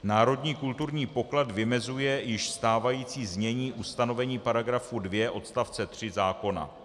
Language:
Czech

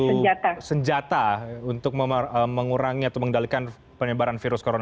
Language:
Indonesian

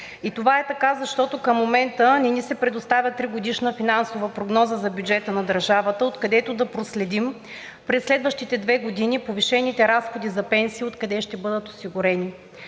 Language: Bulgarian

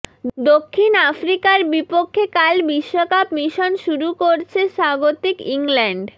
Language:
Bangla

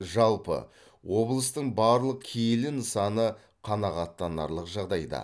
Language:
Kazakh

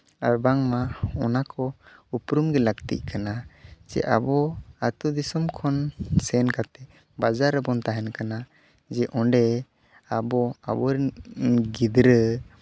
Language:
Santali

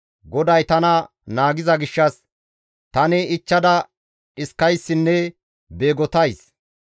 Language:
Gamo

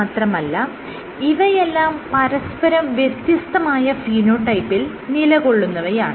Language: Malayalam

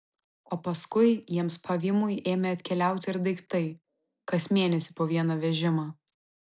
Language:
Lithuanian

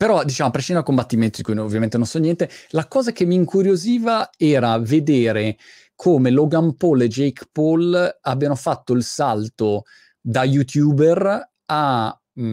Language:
Italian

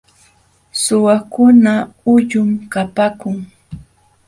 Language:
Jauja Wanca Quechua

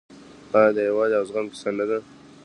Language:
Pashto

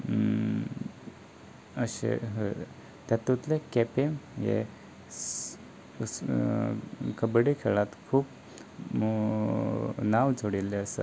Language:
Konkani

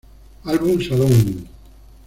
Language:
Spanish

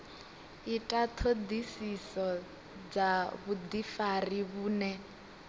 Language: Venda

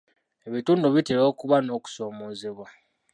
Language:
Ganda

